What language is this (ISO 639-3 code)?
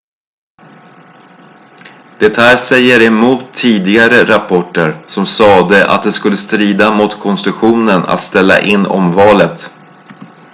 swe